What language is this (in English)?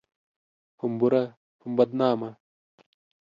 Pashto